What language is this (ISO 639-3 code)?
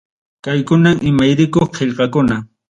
quy